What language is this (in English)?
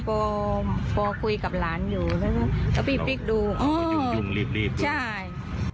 Thai